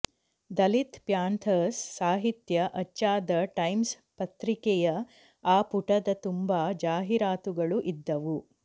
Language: Kannada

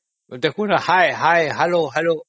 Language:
Odia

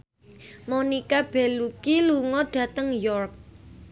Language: Javanese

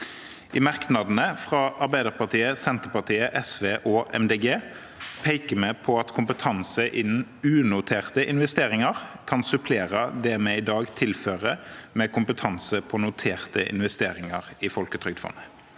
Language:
Norwegian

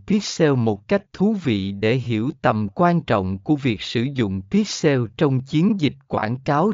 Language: Vietnamese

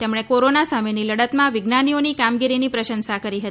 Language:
Gujarati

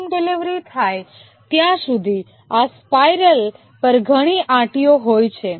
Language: Gujarati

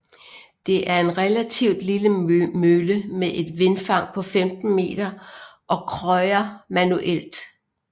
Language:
Danish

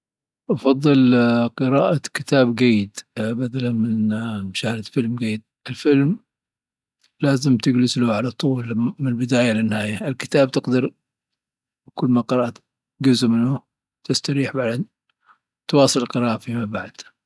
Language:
Dhofari Arabic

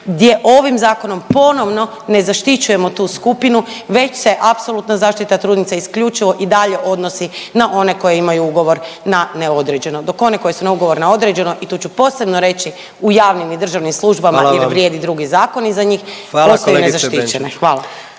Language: Croatian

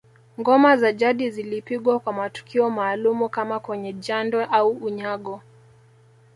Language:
Swahili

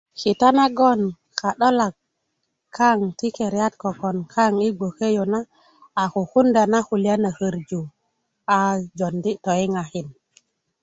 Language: Kuku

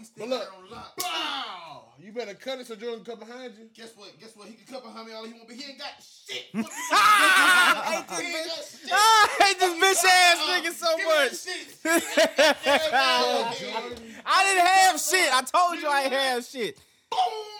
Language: English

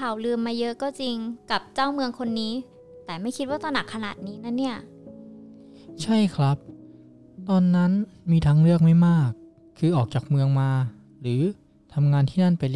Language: Thai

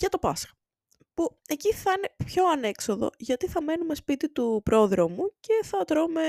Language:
Greek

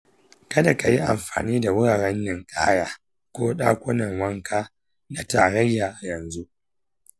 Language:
Hausa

